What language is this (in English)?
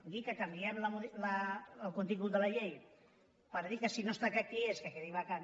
Catalan